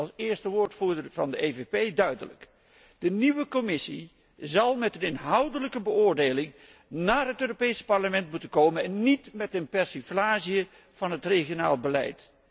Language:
Dutch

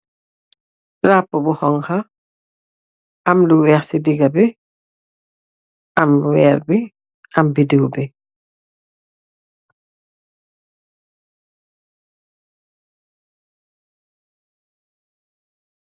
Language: Wolof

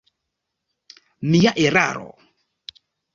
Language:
Esperanto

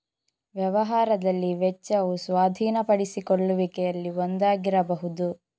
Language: Kannada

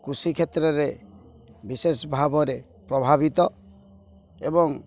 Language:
Odia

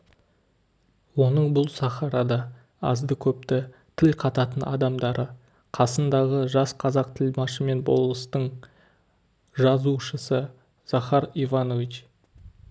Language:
Kazakh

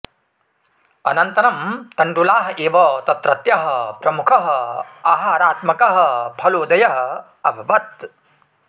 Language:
Sanskrit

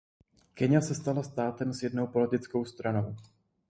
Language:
Czech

